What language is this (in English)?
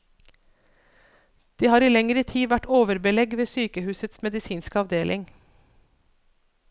Norwegian